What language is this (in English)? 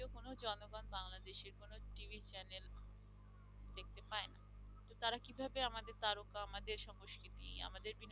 Bangla